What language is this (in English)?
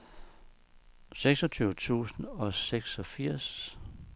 Danish